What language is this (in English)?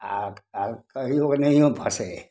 Maithili